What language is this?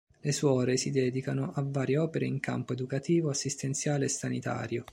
Italian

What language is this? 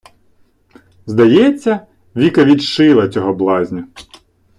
Ukrainian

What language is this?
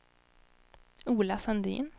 Swedish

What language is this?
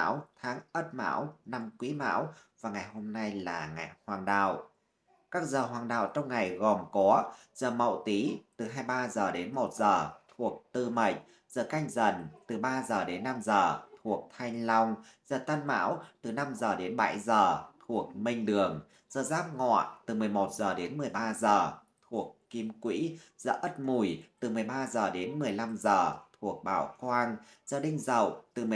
Vietnamese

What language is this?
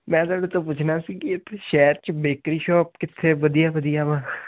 Punjabi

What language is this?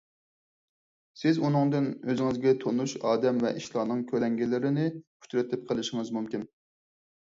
Uyghur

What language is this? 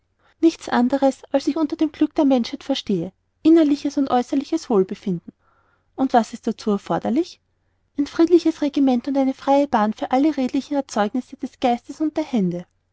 German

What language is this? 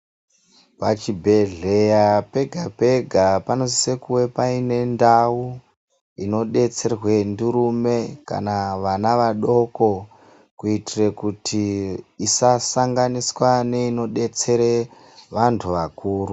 Ndau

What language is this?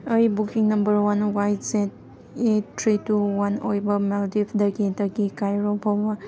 Manipuri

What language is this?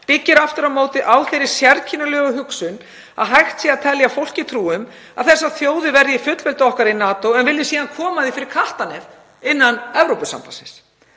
Icelandic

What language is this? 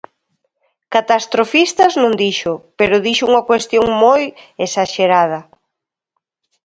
Galician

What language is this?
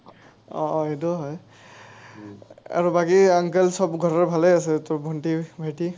Assamese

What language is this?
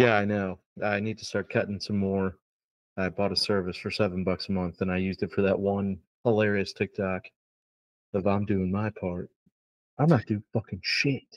English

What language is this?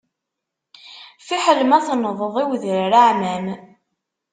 Kabyle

